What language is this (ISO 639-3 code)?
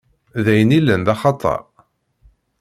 kab